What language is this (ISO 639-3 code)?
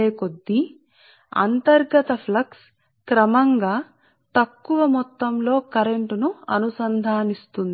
tel